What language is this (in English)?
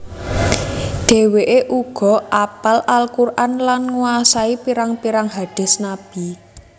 Javanese